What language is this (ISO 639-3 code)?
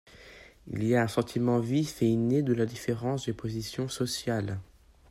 fra